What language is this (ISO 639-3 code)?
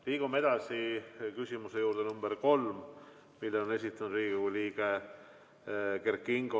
est